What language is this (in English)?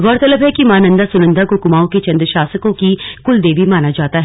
Hindi